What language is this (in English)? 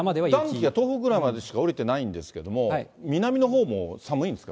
Japanese